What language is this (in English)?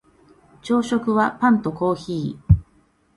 Japanese